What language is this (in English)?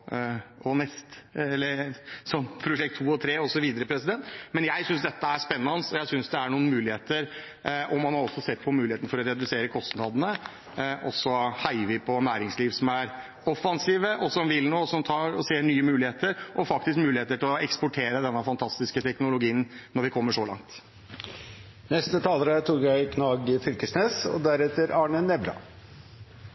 Norwegian Bokmål